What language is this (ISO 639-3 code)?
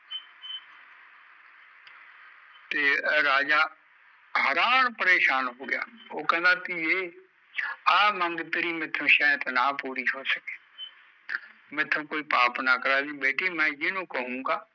pan